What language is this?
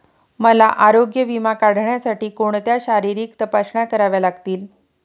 Marathi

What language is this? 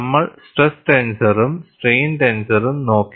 Malayalam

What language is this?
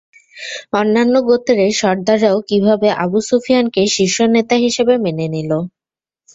Bangla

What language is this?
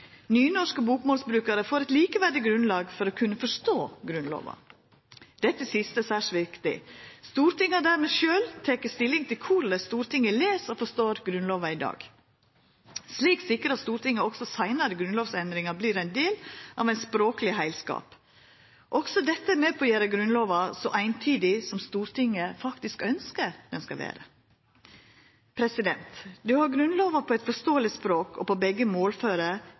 Norwegian Nynorsk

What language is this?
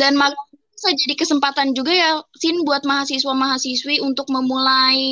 Indonesian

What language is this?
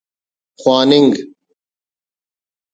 Brahui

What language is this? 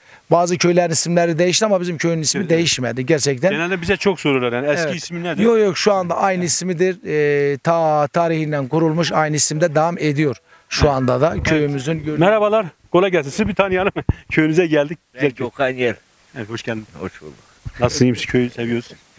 Turkish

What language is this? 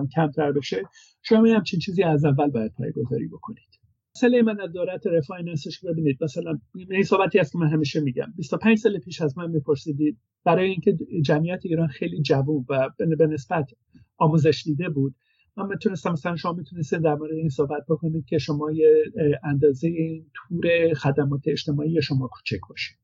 Persian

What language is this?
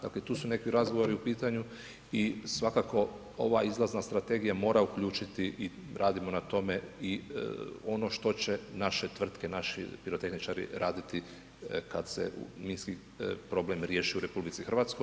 Croatian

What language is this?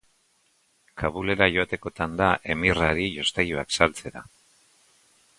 Basque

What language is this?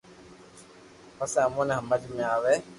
Loarki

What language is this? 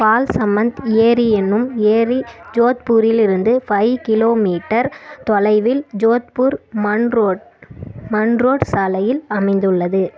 Tamil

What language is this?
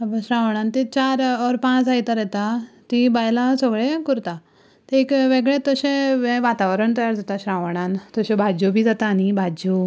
Konkani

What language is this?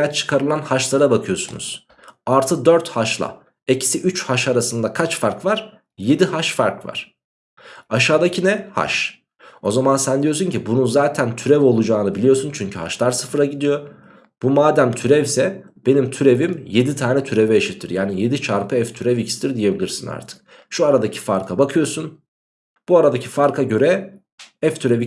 Turkish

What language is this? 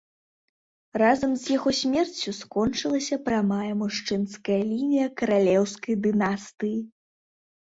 Belarusian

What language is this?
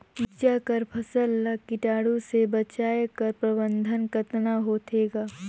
Chhattisgarhi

